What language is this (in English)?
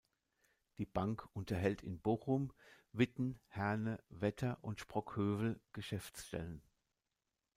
German